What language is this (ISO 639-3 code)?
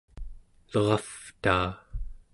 esu